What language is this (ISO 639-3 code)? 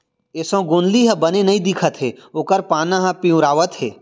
hne